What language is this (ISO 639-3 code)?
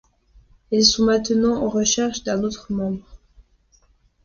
fra